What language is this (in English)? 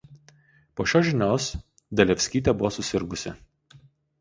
Lithuanian